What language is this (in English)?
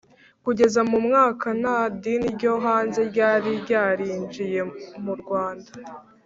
Kinyarwanda